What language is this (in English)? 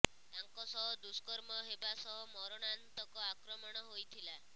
Odia